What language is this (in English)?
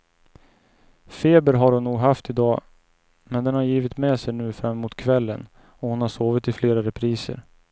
Swedish